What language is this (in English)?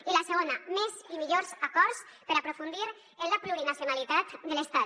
Catalan